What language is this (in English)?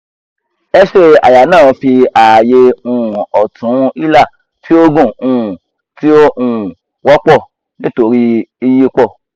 Yoruba